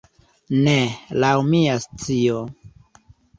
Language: Esperanto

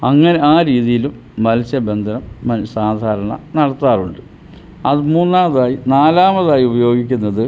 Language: Malayalam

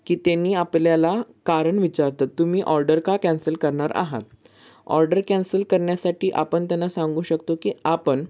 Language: Marathi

